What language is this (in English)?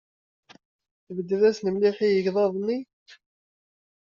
Kabyle